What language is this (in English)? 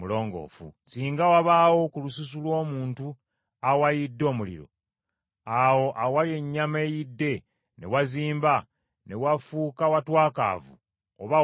Ganda